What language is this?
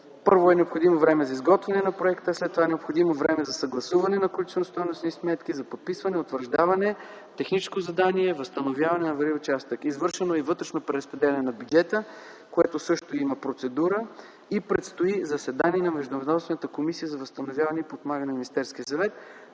Bulgarian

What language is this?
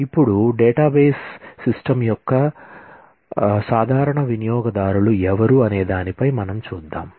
Telugu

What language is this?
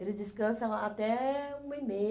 Portuguese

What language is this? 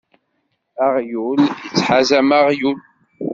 Kabyle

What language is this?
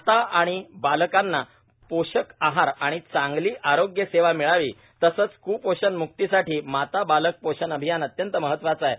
Marathi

